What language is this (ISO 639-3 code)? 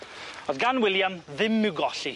cym